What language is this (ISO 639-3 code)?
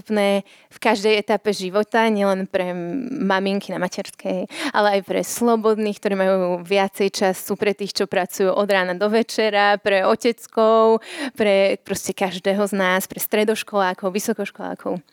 ces